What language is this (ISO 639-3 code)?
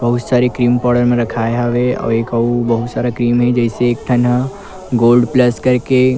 hne